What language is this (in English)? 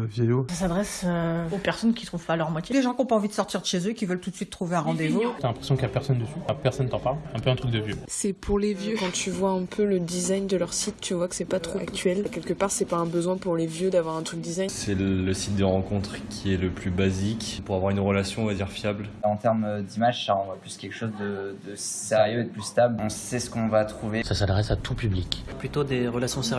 French